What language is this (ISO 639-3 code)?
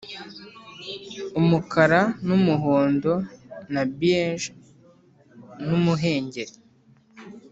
kin